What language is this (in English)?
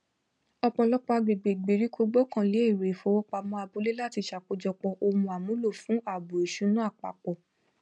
Yoruba